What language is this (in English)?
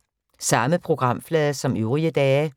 Danish